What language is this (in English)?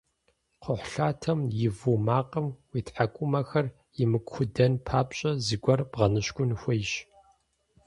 Kabardian